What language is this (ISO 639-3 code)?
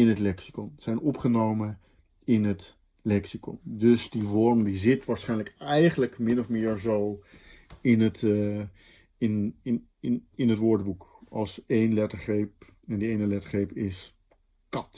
nld